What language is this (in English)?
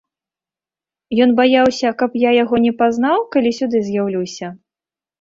Belarusian